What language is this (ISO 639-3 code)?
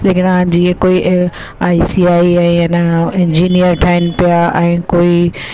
snd